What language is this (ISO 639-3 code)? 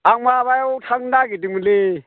brx